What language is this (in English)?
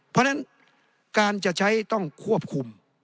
Thai